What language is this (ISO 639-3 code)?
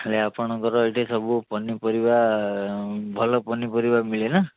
ori